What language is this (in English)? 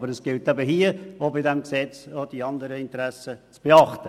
Swiss German